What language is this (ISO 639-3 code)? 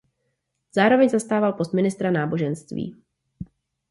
ces